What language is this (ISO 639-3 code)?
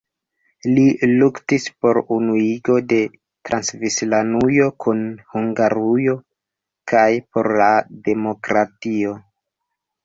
epo